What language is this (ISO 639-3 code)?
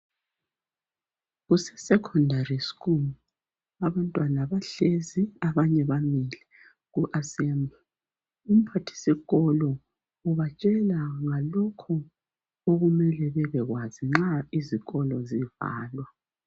nde